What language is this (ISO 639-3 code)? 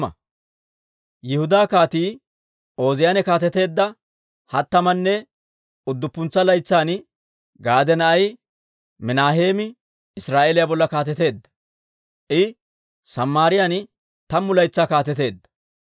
dwr